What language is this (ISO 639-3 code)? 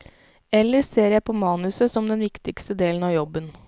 nor